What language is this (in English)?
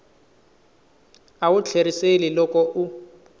Tsonga